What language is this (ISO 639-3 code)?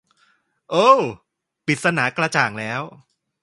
tha